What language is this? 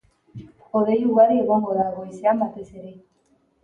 Basque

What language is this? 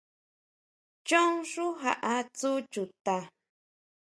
Huautla Mazatec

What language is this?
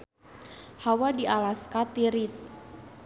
Sundanese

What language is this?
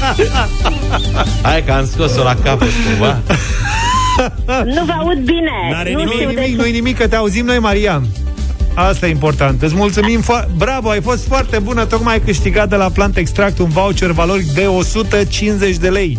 Romanian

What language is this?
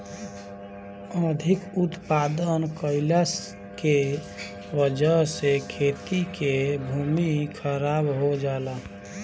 Bhojpuri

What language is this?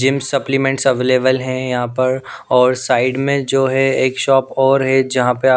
Hindi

